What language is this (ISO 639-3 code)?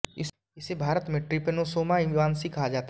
hin